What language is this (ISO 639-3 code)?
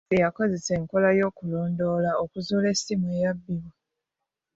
lug